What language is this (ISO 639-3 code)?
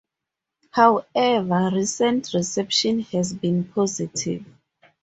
eng